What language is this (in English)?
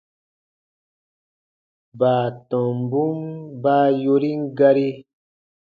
Baatonum